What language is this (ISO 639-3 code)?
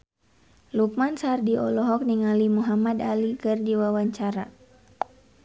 sun